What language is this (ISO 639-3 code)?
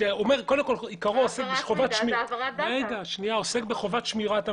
heb